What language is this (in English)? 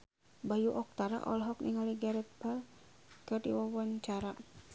Sundanese